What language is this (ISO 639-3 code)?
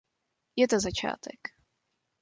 ces